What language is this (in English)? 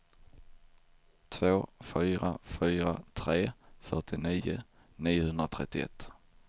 Swedish